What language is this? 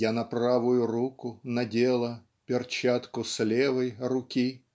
Russian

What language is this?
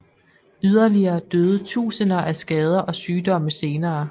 Danish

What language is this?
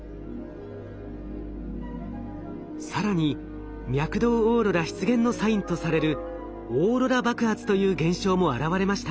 Japanese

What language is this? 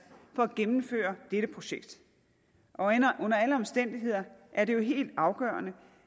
Danish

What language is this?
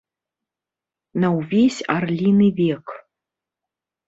Belarusian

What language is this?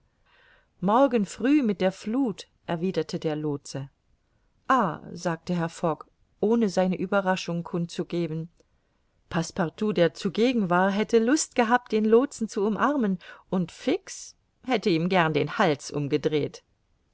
German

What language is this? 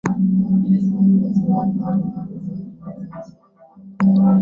Swahili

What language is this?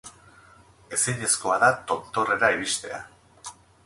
Basque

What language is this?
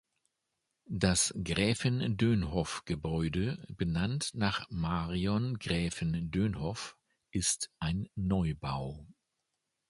German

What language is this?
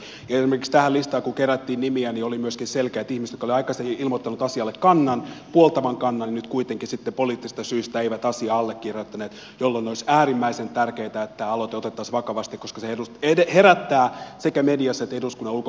Finnish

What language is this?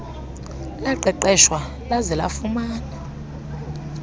Xhosa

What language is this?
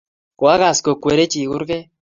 Kalenjin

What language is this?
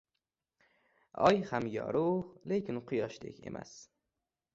Uzbek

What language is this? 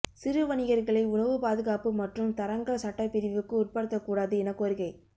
Tamil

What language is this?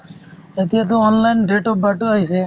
Assamese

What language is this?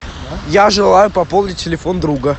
Russian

